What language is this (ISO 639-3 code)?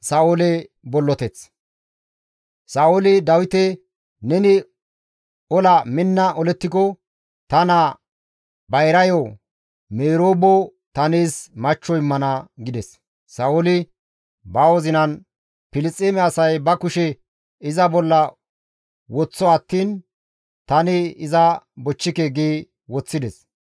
gmv